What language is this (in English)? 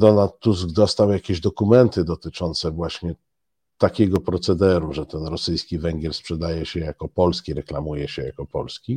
Polish